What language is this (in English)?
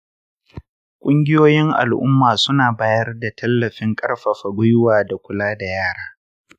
Hausa